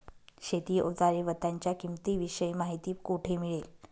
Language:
Marathi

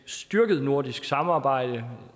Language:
Danish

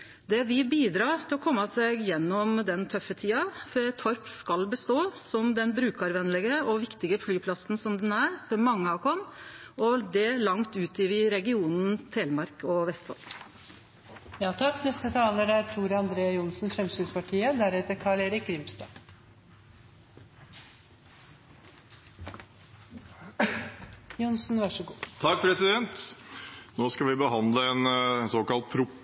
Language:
Norwegian Nynorsk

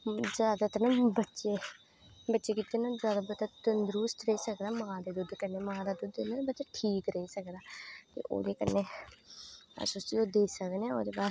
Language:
Dogri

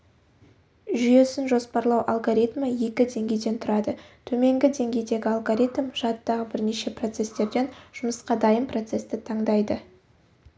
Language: Kazakh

